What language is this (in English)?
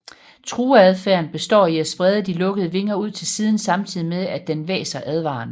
Danish